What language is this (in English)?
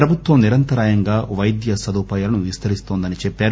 Telugu